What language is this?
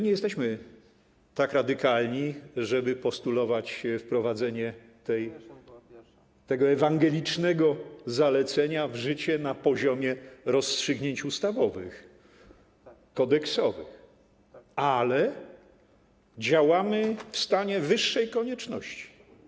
Polish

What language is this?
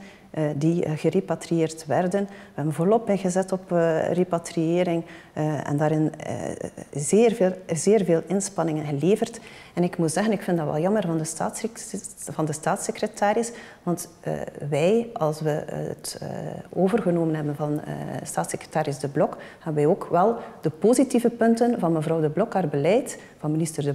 Dutch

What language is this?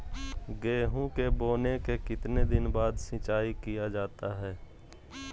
Magahi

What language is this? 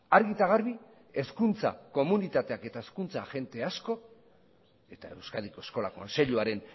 Basque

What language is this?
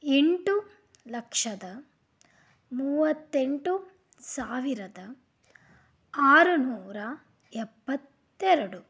Kannada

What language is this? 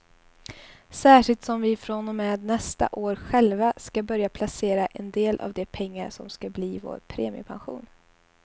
Swedish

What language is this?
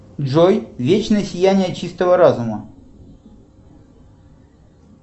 Russian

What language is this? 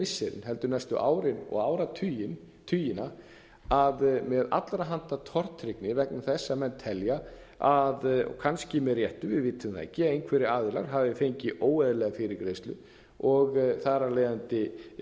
Icelandic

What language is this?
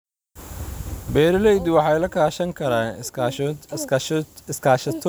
Somali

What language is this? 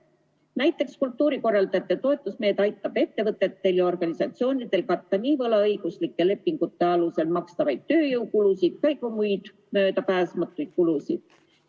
Estonian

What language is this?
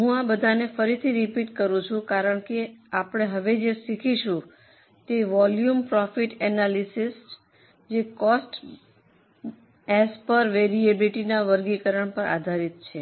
Gujarati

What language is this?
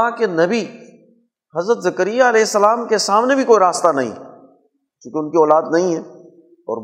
Urdu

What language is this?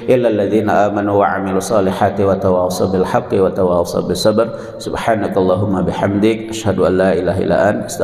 Indonesian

